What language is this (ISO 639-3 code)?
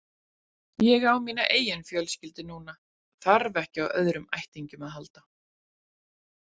isl